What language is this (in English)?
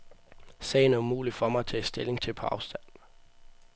Danish